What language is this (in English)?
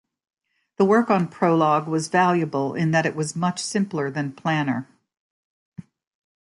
English